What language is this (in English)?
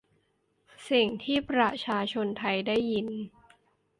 Thai